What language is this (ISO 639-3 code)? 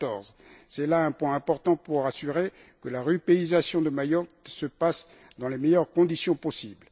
fra